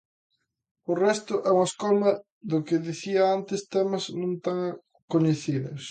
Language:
Galician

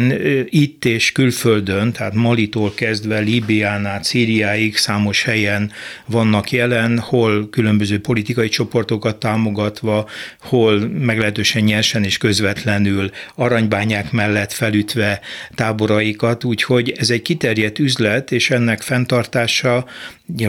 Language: Hungarian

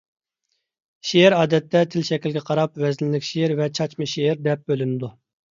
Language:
Uyghur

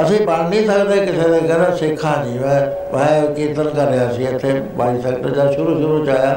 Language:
Punjabi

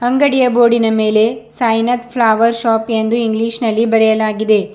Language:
Kannada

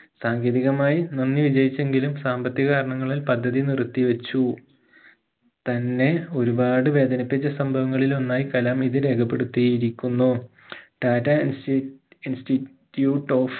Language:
Malayalam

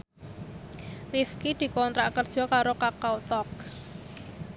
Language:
Javanese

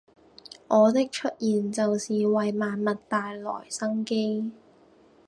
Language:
Cantonese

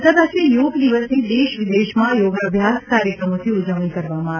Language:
Gujarati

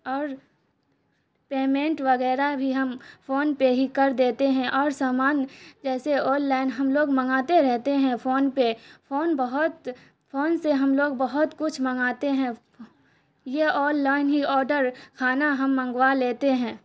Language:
Urdu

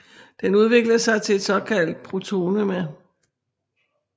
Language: Danish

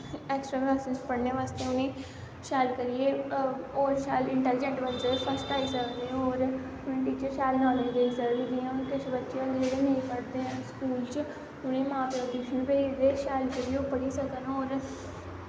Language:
Dogri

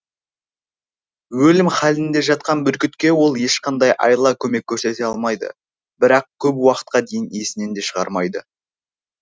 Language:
Kazakh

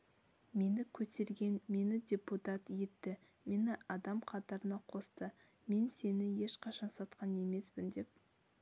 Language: Kazakh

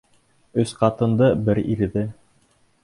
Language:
Bashkir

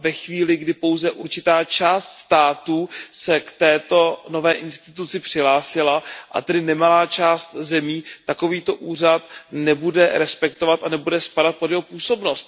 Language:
Czech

